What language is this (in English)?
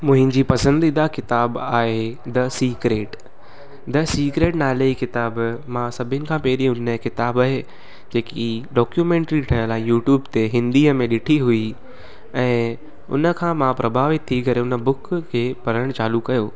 Sindhi